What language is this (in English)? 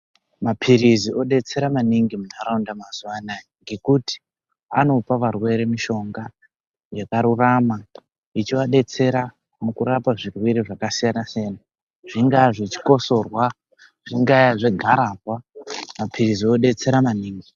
Ndau